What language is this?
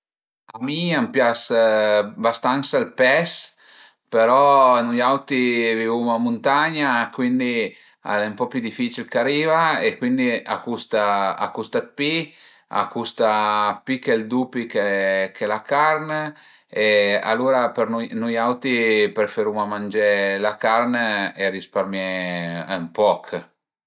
Piedmontese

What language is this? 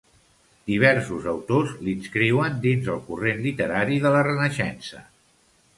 Catalan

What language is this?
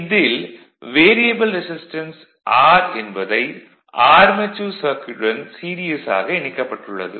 Tamil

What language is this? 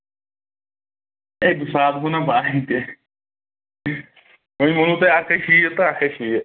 Kashmiri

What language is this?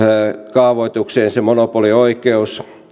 Finnish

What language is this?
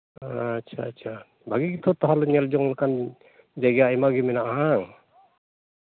Santali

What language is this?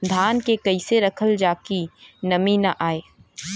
Bhojpuri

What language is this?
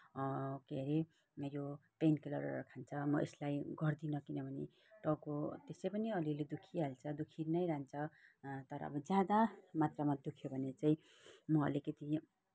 Nepali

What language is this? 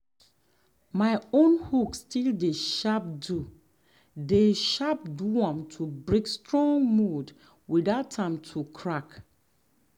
Nigerian Pidgin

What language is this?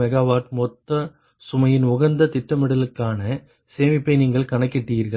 Tamil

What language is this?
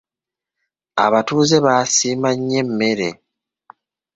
Ganda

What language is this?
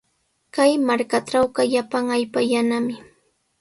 Sihuas Ancash Quechua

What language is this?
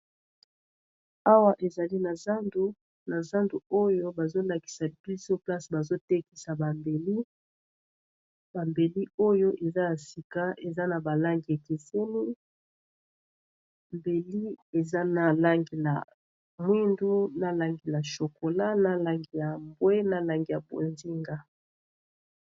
Lingala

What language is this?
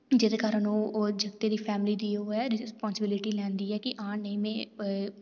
Dogri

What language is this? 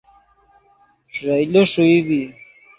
Yidgha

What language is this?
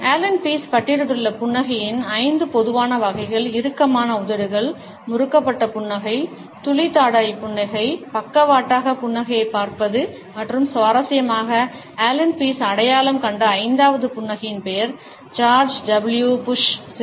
Tamil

